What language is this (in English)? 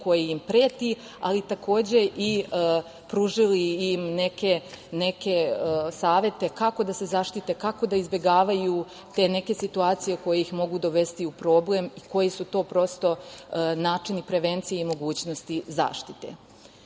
Serbian